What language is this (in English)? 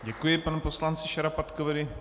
Czech